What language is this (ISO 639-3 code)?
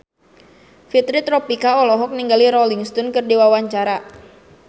sun